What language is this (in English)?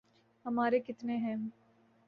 Urdu